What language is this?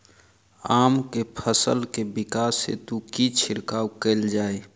Maithili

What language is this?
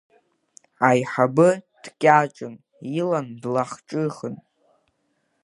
Abkhazian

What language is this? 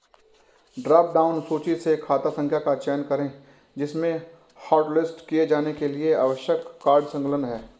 Hindi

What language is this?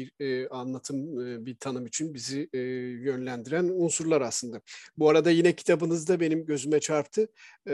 Turkish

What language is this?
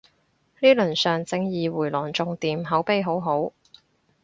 Cantonese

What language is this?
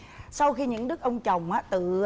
Vietnamese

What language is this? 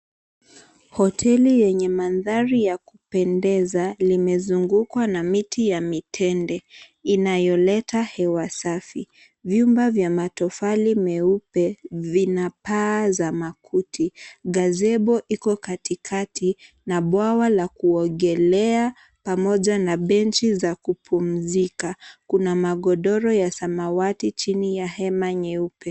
Swahili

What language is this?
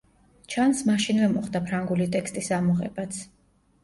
Georgian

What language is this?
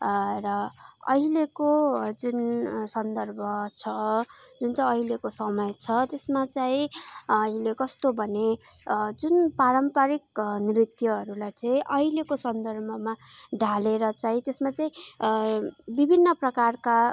Nepali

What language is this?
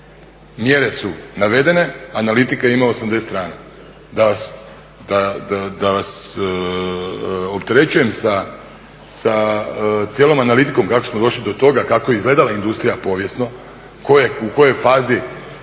Croatian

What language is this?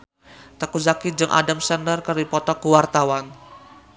Sundanese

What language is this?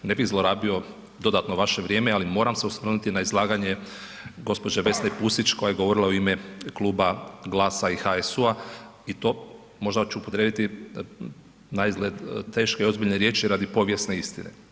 Croatian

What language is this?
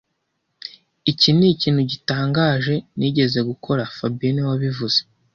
Kinyarwanda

